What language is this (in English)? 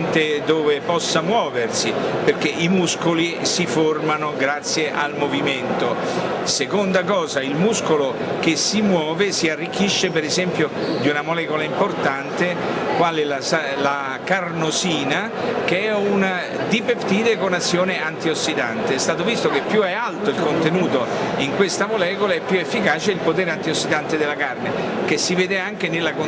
Italian